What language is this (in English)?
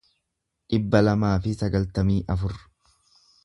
Oromo